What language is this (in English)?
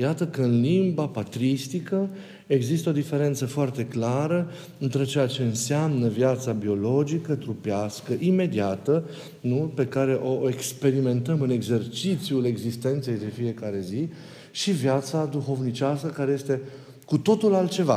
Romanian